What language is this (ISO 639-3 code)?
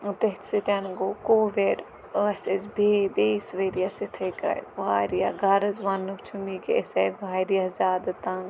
kas